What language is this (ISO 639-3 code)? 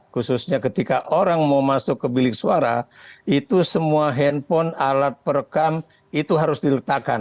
ind